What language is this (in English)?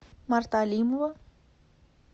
Russian